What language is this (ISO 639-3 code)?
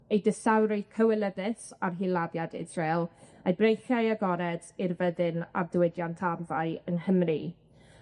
cym